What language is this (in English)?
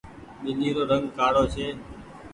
Goaria